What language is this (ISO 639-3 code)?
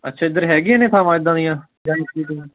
pan